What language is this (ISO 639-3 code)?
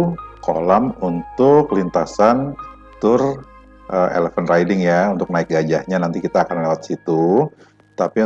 ind